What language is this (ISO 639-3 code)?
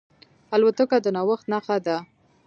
pus